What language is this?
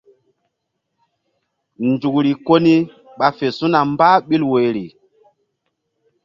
Mbum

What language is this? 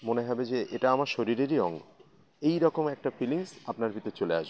Bangla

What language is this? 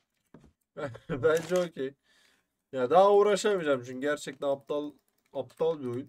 Turkish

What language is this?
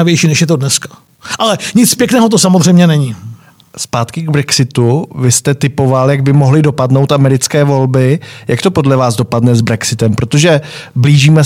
Czech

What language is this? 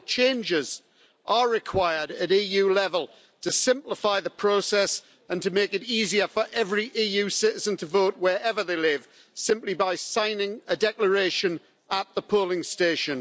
English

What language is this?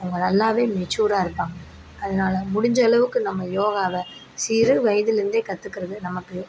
Tamil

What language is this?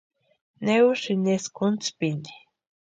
Western Highland Purepecha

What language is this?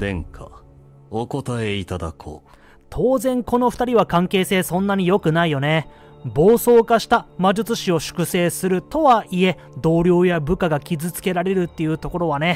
Japanese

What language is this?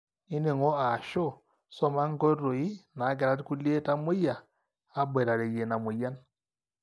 Masai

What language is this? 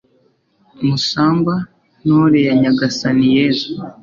Kinyarwanda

